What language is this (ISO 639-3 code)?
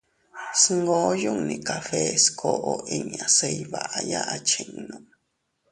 cut